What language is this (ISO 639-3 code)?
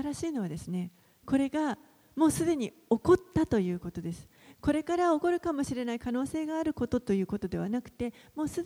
jpn